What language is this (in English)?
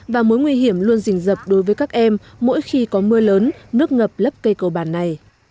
Vietnamese